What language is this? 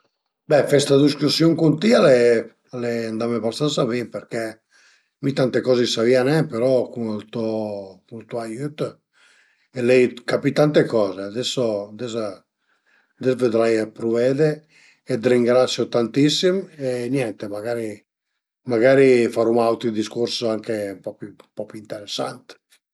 Piedmontese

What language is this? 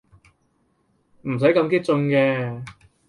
Cantonese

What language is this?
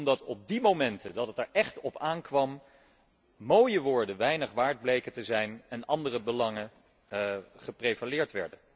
Dutch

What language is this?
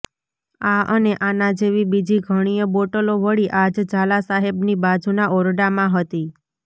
Gujarati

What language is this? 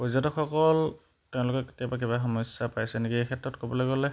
Assamese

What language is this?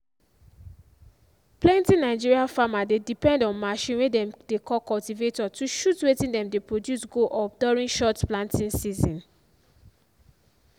Nigerian Pidgin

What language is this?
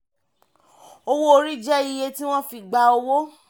Yoruba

